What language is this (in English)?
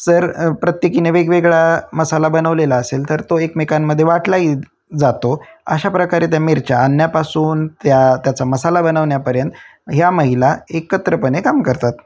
Marathi